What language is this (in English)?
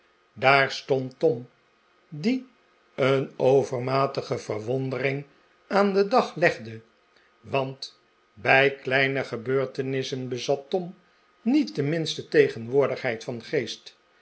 Dutch